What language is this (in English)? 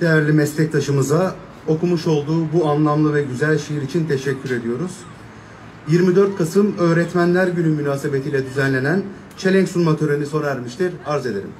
Turkish